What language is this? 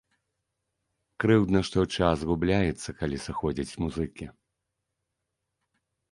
Belarusian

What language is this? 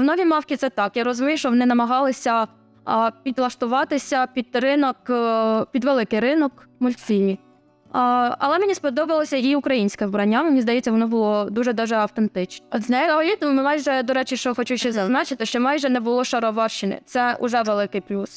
Ukrainian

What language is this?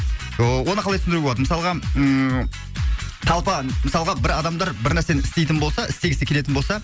Kazakh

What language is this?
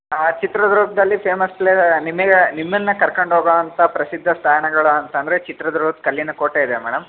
Kannada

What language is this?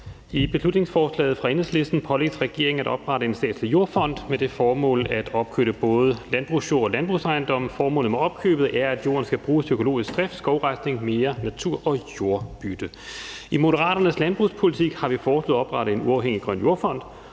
Danish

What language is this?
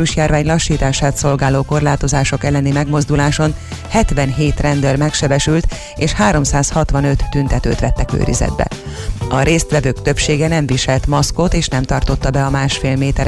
Hungarian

